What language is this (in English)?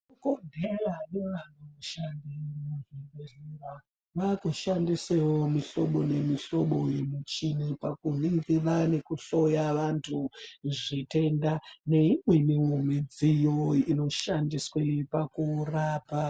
Ndau